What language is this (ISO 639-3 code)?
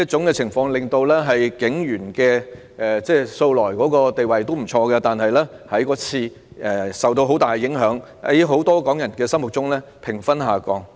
yue